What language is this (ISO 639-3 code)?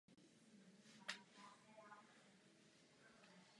ces